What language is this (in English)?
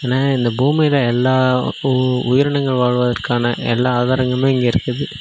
Tamil